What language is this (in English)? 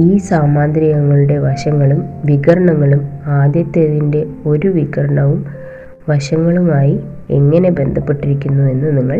Malayalam